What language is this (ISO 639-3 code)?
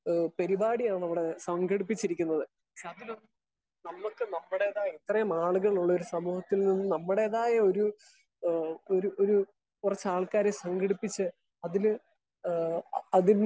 mal